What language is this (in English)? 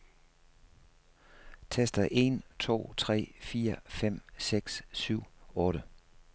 Danish